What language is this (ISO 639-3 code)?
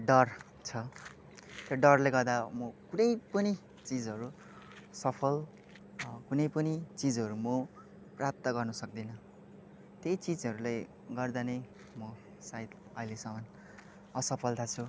nep